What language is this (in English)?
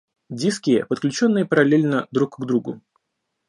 Russian